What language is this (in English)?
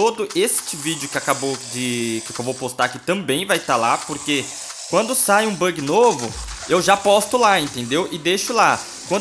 Portuguese